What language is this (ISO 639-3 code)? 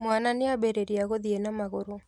kik